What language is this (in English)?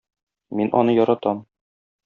Tatar